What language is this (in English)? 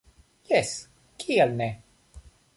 Esperanto